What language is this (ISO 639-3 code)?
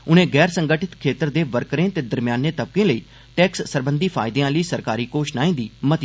doi